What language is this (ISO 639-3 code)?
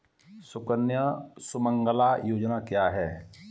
hin